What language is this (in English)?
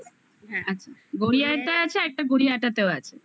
Bangla